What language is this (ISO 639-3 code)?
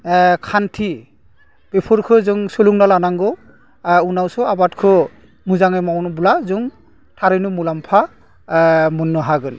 brx